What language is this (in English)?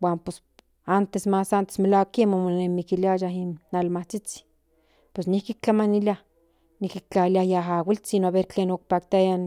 Central Nahuatl